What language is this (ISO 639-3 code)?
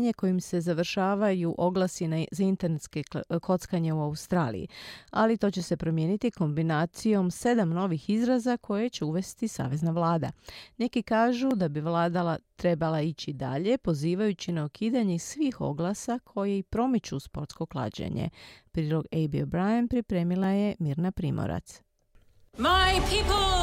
hrv